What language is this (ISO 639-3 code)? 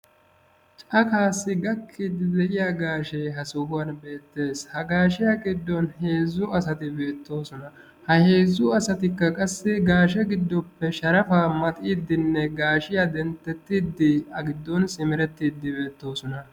wal